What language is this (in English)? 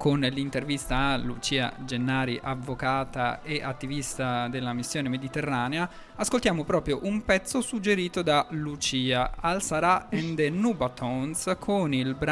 Italian